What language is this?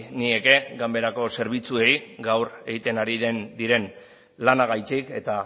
Basque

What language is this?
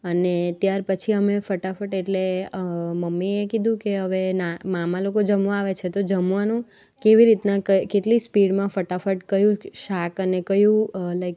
Gujarati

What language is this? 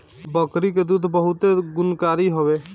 Bhojpuri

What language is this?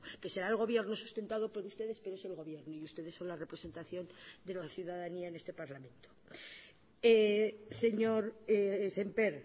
Spanish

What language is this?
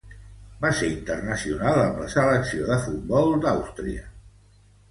Catalan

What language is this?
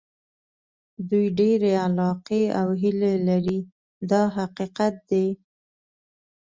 Pashto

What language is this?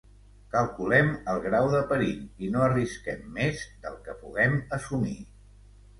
Catalan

